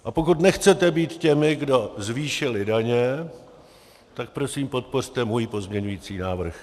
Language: Czech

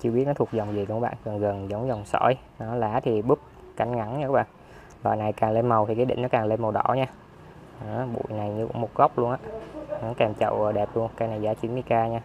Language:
Vietnamese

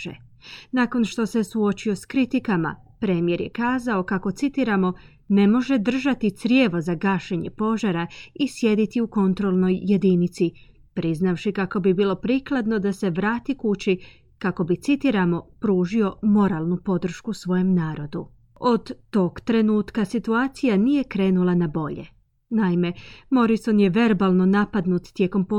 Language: Croatian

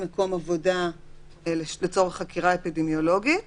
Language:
Hebrew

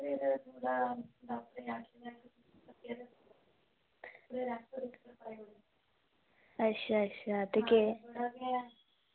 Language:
Dogri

